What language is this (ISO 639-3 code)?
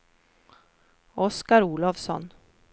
swe